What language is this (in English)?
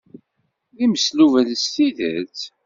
Kabyle